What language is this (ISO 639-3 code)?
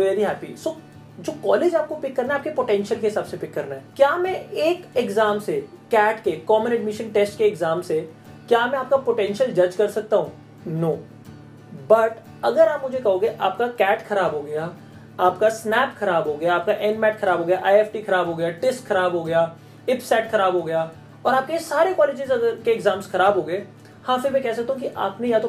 hin